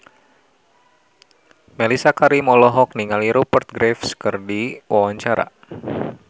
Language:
Sundanese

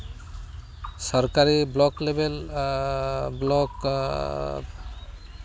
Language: Santali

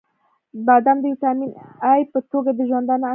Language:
Pashto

